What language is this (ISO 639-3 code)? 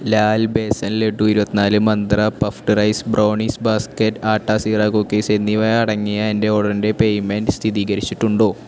mal